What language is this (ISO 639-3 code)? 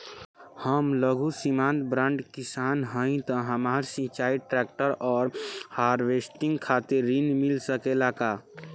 bho